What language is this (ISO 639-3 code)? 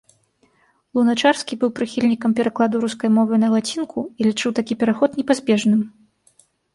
bel